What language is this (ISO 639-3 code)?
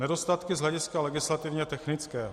ces